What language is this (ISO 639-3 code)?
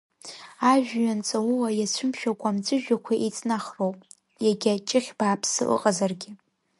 abk